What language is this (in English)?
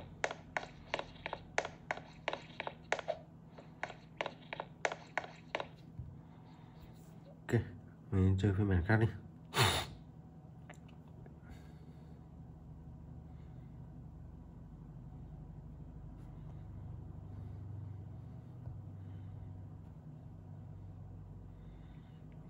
Vietnamese